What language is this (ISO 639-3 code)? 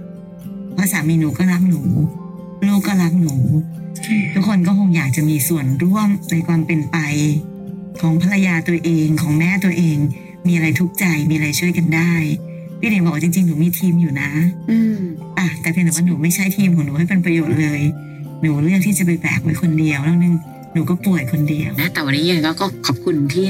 tha